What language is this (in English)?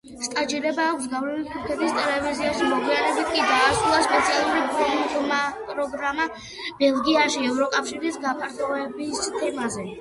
Georgian